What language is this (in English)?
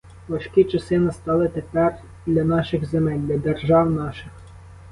Ukrainian